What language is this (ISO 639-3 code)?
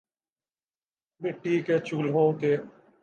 urd